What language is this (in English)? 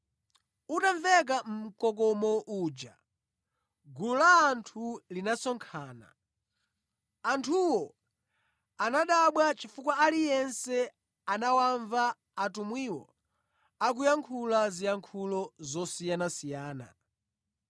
Nyanja